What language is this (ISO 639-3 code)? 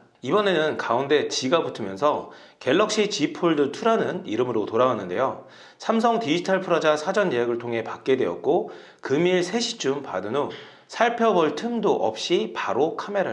kor